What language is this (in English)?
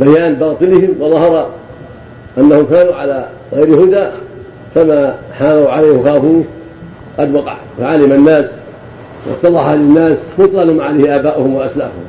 Arabic